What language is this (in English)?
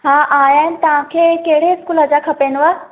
Sindhi